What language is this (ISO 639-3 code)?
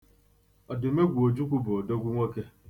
ibo